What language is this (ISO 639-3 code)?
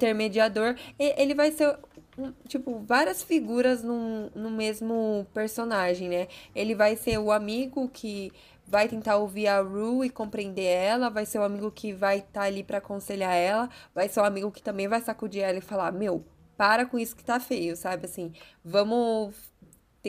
por